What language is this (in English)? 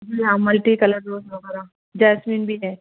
Urdu